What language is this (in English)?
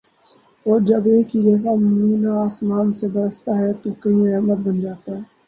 Urdu